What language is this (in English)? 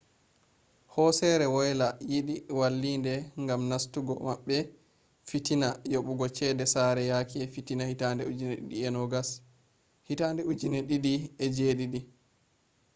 Fula